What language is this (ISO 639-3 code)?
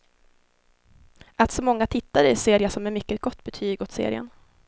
swe